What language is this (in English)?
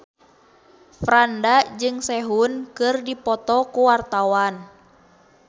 Sundanese